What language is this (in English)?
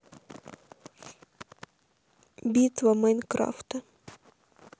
Russian